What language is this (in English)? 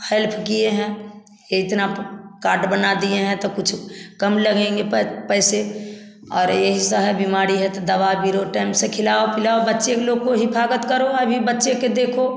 Hindi